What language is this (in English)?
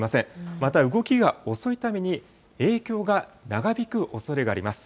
Japanese